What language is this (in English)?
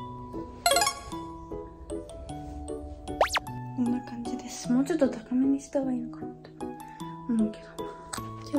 Japanese